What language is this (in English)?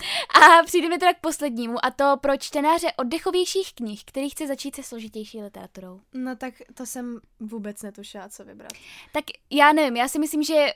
Czech